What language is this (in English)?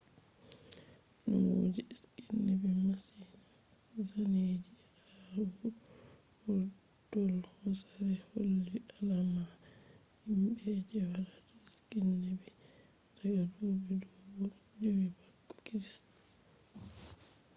Fula